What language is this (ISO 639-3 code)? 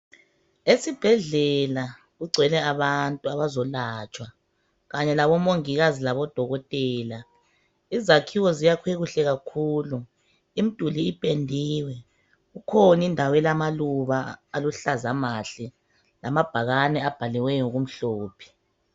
nde